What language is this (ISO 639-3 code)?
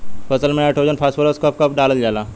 bho